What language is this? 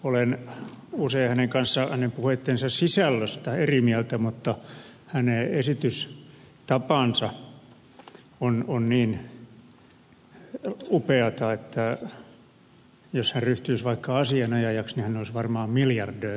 Finnish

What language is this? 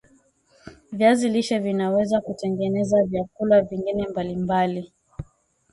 Swahili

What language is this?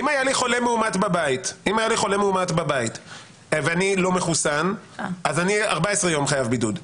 Hebrew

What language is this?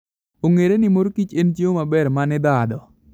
Luo (Kenya and Tanzania)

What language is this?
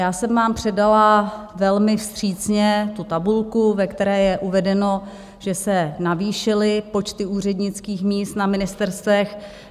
Czech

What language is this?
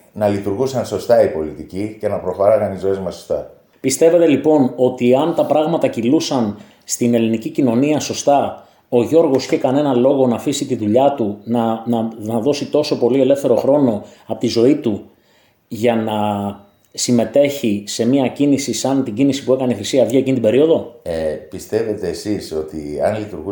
Greek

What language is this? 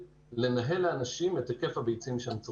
Hebrew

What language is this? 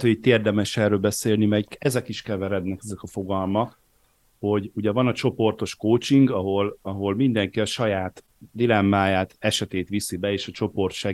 Hungarian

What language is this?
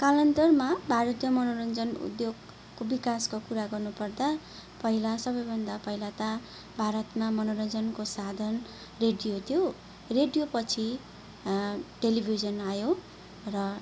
Nepali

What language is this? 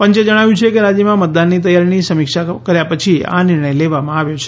Gujarati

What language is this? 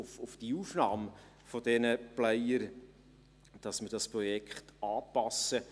Swiss German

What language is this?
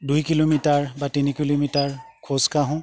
Assamese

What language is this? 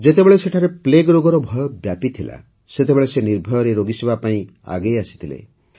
Odia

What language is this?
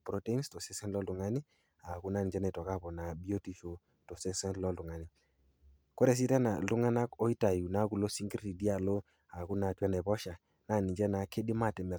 Masai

